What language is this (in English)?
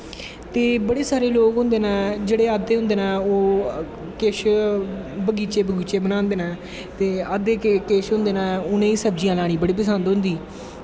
Dogri